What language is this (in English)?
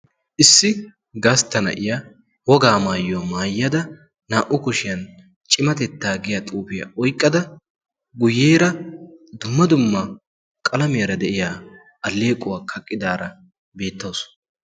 Wolaytta